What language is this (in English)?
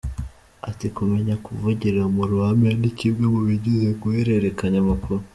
Kinyarwanda